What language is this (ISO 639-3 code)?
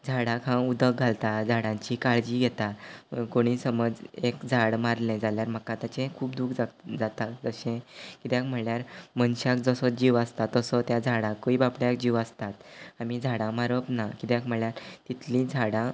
kok